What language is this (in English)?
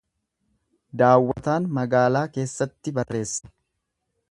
Oromo